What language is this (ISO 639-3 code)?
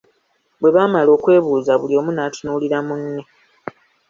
lug